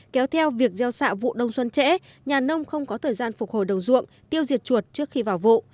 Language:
Vietnamese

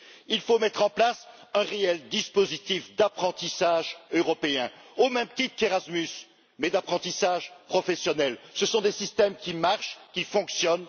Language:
French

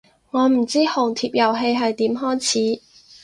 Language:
Cantonese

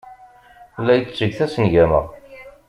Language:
Kabyle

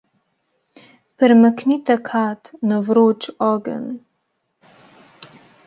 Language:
Slovenian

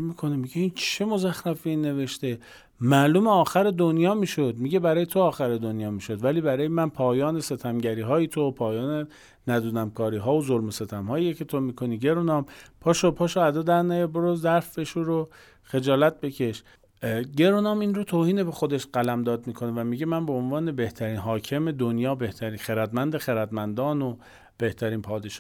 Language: Persian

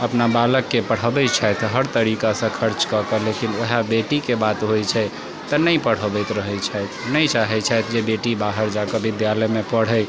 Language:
Maithili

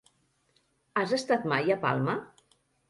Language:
Catalan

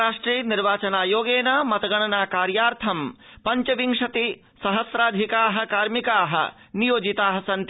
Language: Sanskrit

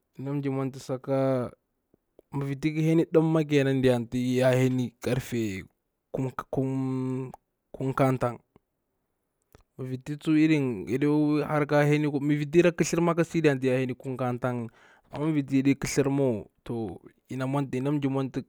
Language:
Bura-Pabir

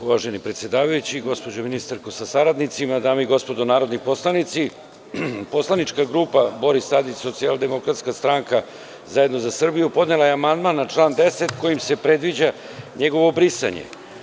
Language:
Serbian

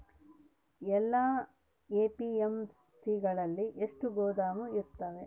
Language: Kannada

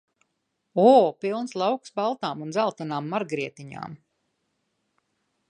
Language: Latvian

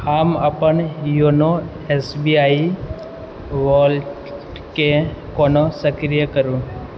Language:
Maithili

